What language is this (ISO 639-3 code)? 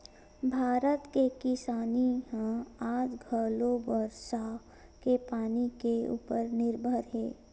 hne